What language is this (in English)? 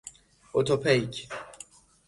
Persian